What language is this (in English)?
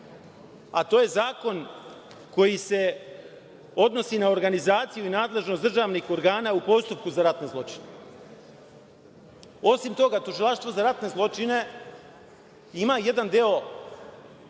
Serbian